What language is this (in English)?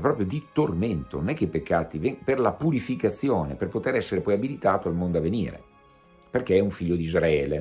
Italian